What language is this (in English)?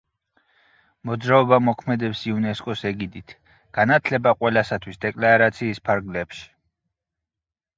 Georgian